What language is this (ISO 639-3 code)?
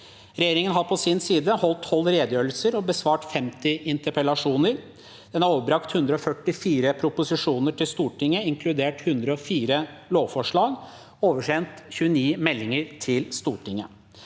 nor